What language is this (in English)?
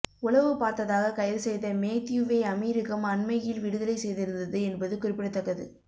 Tamil